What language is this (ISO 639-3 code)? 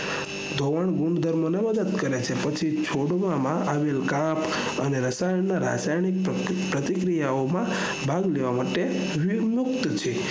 guj